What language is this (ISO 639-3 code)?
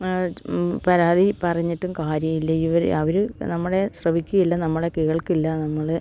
mal